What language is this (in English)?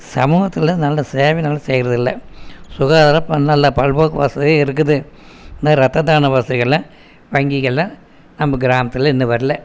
Tamil